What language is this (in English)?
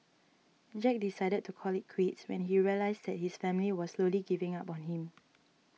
English